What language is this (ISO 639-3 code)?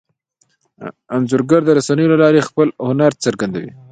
pus